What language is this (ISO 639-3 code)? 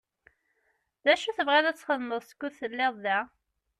kab